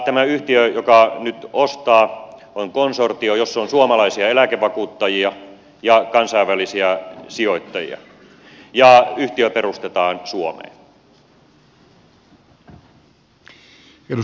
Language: Finnish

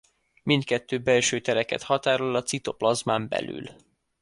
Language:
Hungarian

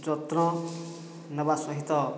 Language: Odia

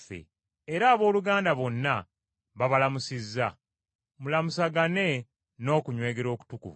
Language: Ganda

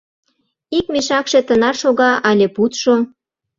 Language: Mari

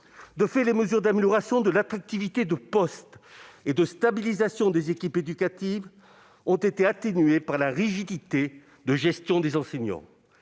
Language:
French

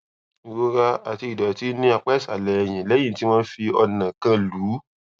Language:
Yoruba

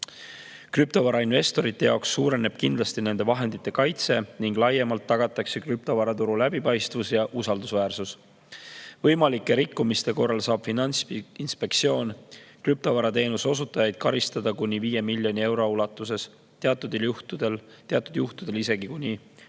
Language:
Estonian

